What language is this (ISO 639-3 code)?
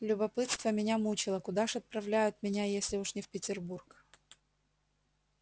rus